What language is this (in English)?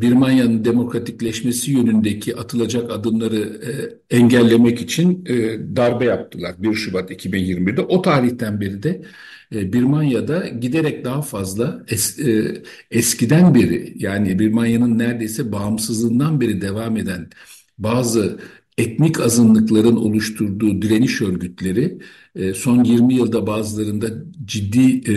Turkish